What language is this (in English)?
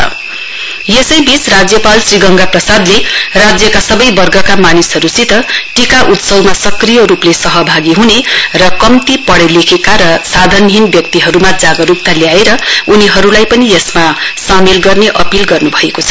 Nepali